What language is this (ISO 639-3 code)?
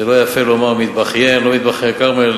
heb